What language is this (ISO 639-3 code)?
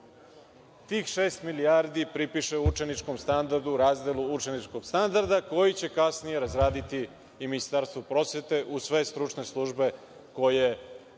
srp